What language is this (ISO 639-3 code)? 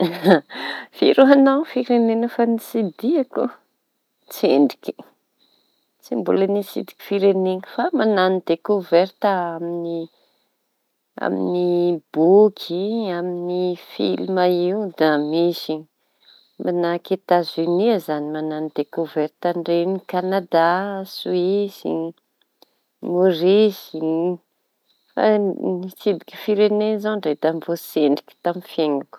txy